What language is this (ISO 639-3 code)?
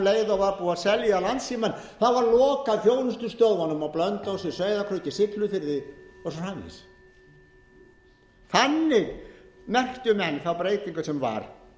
isl